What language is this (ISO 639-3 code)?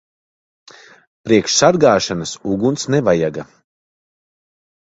lav